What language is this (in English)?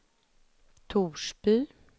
Swedish